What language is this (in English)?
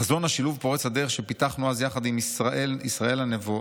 Hebrew